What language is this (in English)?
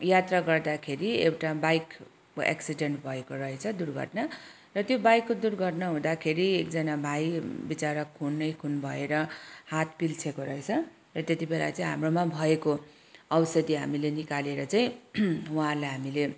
Nepali